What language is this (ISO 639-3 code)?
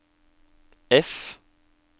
nor